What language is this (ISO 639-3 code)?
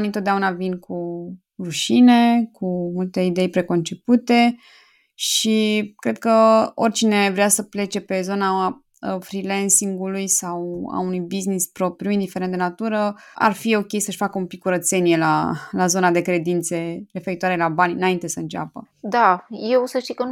ron